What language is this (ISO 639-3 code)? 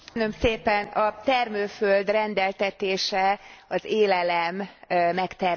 hun